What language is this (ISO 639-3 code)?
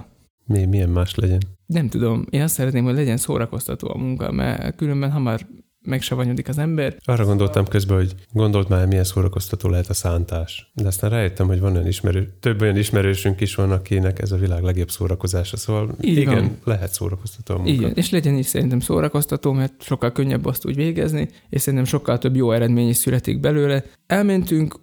hun